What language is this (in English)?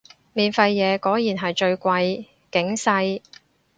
Cantonese